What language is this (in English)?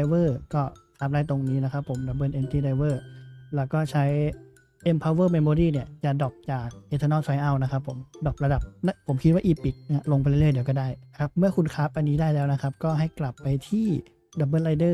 Thai